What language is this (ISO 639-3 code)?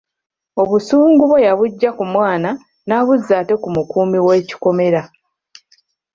lug